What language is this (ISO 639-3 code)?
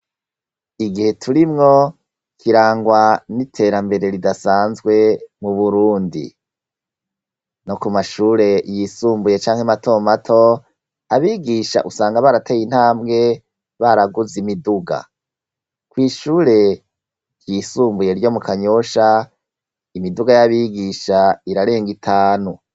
run